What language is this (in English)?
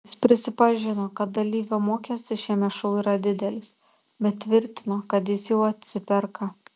Lithuanian